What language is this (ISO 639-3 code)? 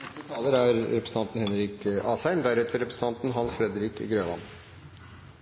nob